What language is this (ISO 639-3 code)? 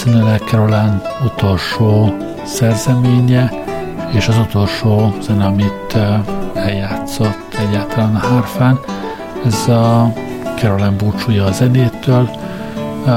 hun